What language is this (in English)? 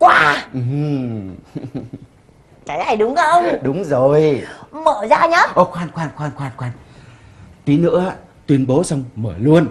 Vietnamese